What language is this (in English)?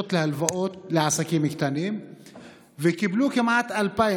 Hebrew